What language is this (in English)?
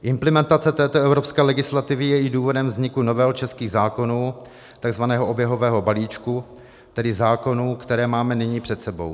Czech